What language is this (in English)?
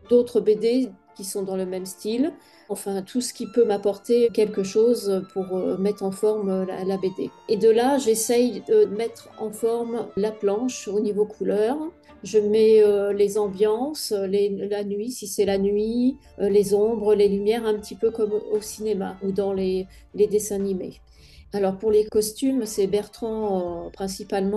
French